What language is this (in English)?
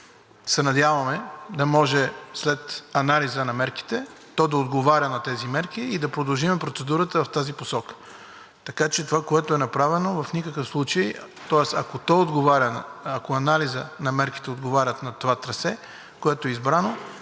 Bulgarian